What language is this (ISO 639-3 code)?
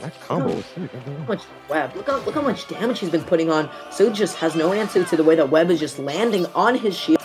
eng